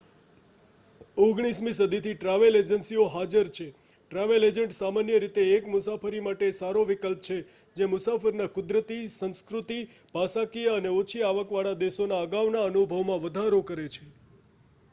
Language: Gujarati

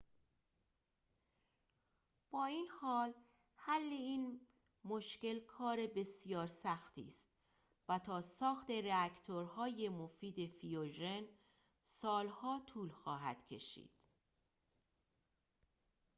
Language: Persian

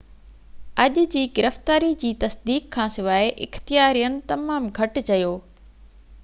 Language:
Sindhi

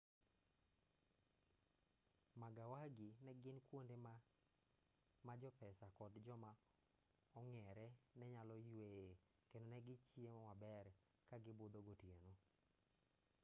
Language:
Luo (Kenya and Tanzania)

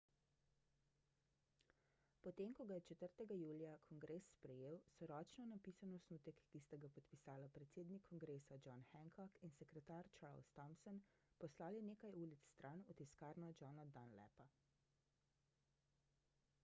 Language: Slovenian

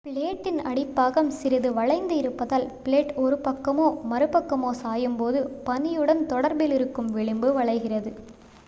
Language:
Tamil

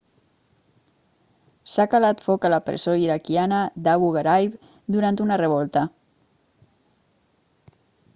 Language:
Catalan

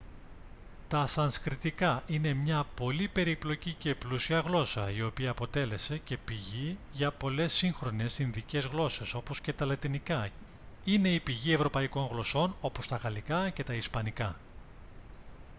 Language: Greek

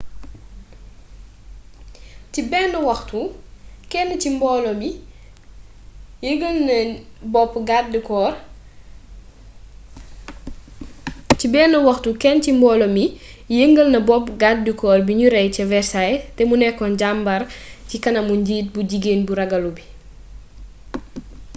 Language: Wolof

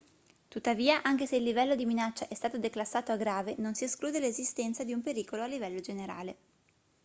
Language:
Italian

